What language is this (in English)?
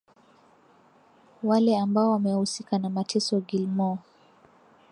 Swahili